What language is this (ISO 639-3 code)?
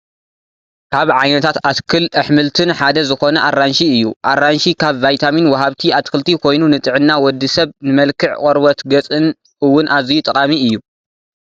tir